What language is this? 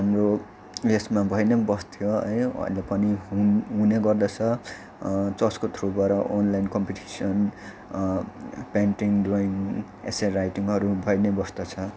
Nepali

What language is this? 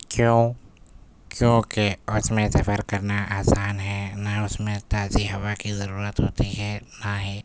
Urdu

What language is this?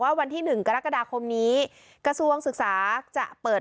Thai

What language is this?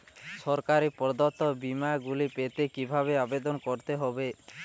Bangla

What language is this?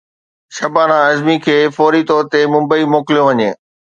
Sindhi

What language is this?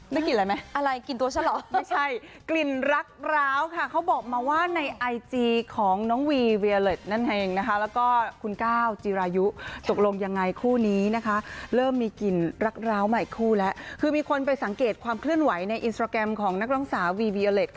Thai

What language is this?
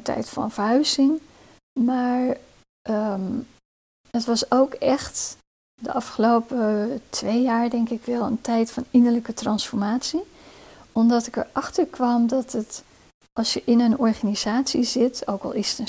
Dutch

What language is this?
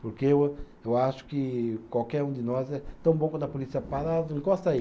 Portuguese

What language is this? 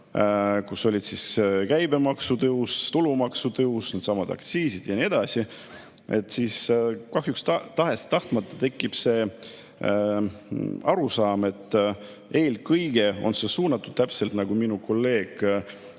Estonian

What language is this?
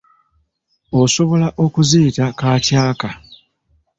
Ganda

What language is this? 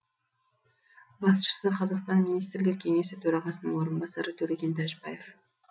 Kazakh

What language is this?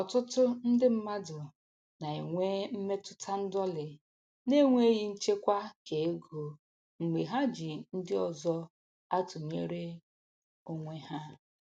Igbo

